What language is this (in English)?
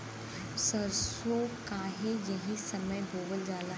Bhojpuri